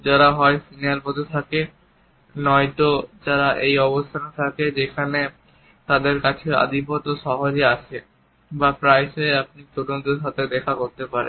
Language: Bangla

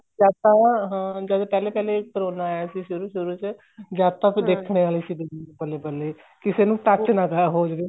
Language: Punjabi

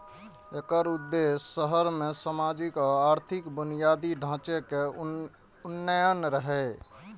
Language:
Maithili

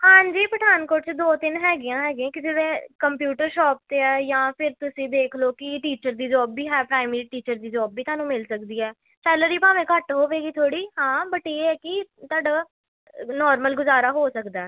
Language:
Punjabi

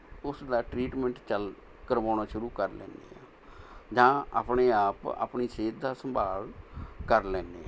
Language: Punjabi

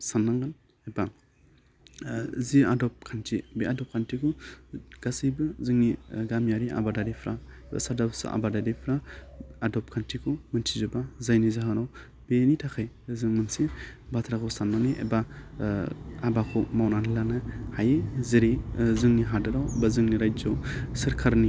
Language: Bodo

